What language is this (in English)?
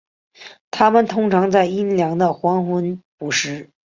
Chinese